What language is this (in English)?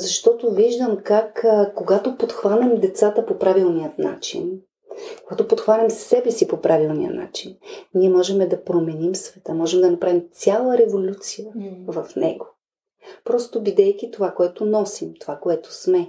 Bulgarian